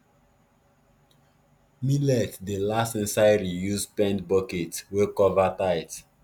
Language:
Nigerian Pidgin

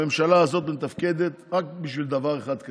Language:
Hebrew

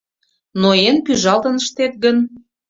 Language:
Mari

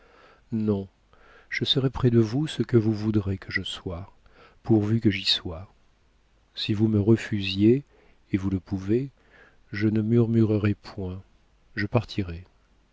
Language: French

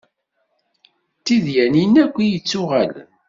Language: Kabyle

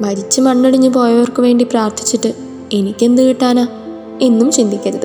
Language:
Malayalam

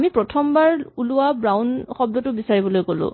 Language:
Assamese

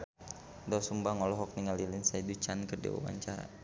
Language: Sundanese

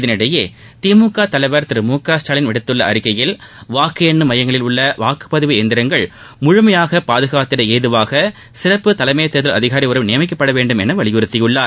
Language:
Tamil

